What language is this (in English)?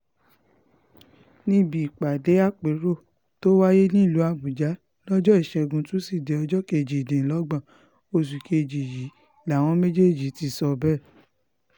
Yoruba